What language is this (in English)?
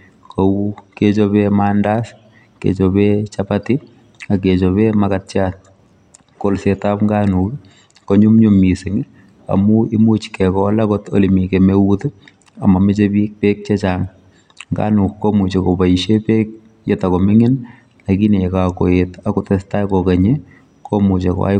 Kalenjin